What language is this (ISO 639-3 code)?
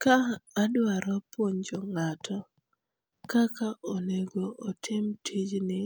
luo